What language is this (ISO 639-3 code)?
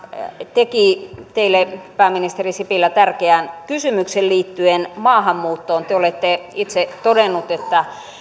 fin